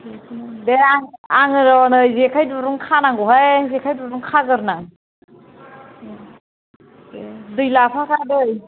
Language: Bodo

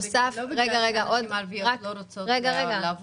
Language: Hebrew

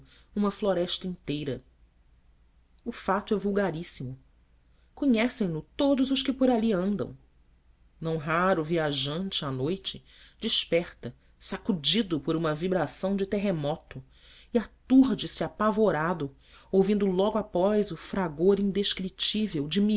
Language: Portuguese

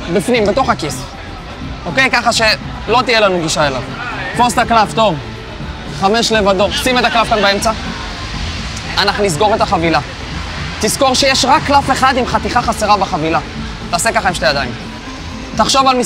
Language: Hebrew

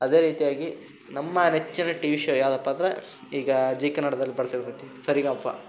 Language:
Kannada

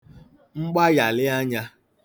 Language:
Igbo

